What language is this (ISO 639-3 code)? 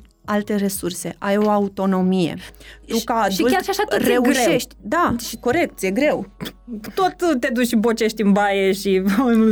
ron